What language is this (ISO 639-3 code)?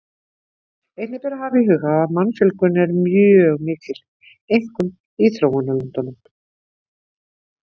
isl